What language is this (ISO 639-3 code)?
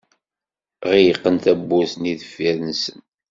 kab